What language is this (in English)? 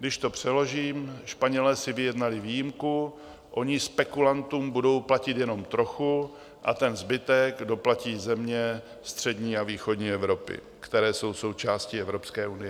Czech